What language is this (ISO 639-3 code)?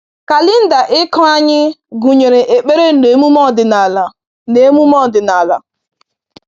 ibo